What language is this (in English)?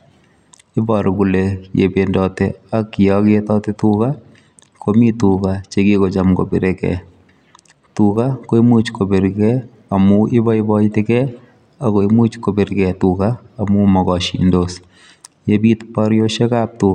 Kalenjin